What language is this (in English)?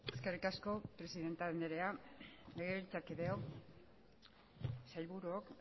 Basque